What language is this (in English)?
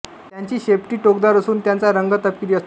Marathi